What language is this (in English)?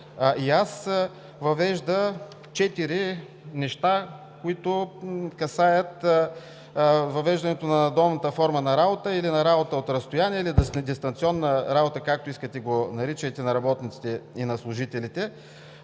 Bulgarian